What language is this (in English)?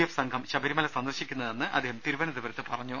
Malayalam